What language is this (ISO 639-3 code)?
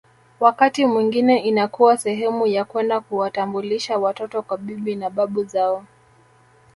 swa